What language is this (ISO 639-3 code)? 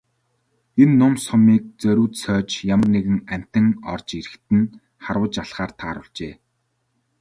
mon